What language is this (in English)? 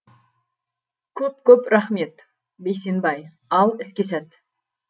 Kazakh